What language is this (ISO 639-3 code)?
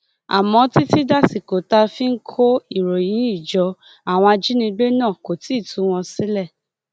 yor